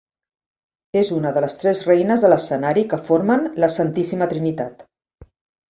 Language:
Catalan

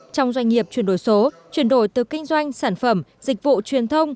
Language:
Vietnamese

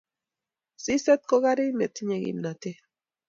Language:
Kalenjin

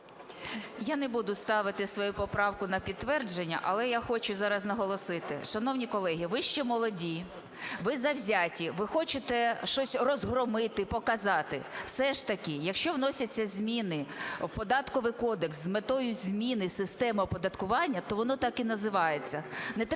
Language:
Ukrainian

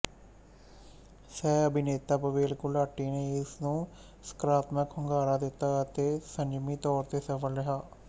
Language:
Punjabi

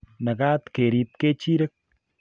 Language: Kalenjin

